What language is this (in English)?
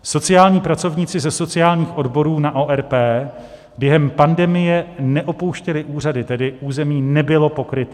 Czech